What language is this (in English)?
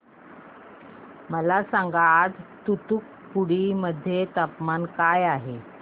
Marathi